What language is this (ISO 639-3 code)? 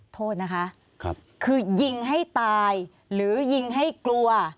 tha